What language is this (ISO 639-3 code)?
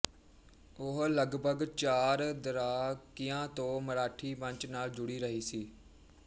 pan